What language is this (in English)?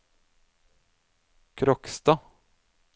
Norwegian